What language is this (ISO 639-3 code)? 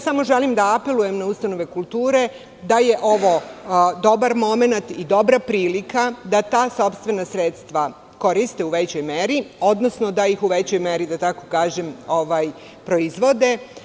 srp